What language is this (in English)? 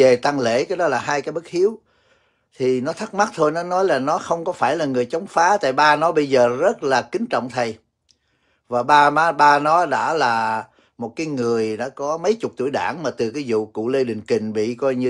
Vietnamese